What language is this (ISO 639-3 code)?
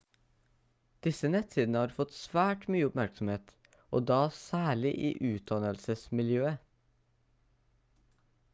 nob